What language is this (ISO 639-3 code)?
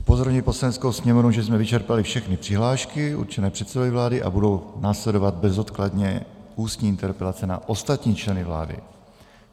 ces